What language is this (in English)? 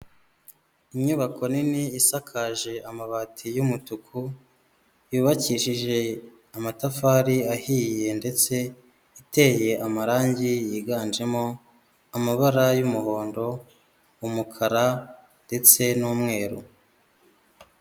Kinyarwanda